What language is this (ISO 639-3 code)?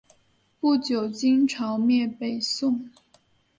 zho